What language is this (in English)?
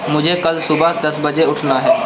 Urdu